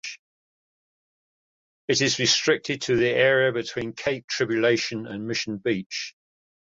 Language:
English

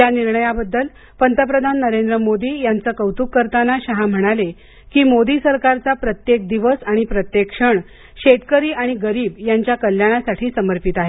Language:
Marathi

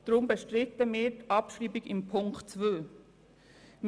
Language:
Swiss German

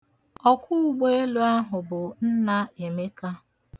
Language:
Igbo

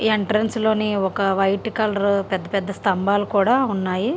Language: Telugu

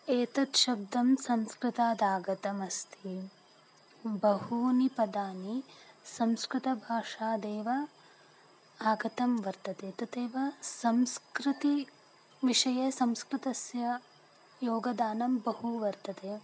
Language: Sanskrit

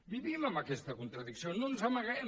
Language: Catalan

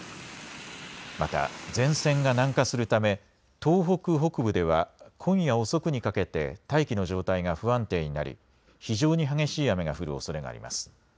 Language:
Japanese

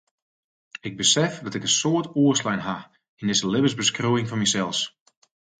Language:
Western Frisian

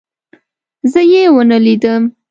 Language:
Pashto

